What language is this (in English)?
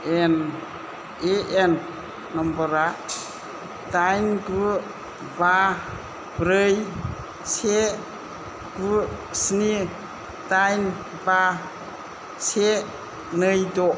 Bodo